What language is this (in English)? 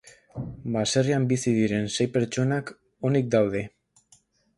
Basque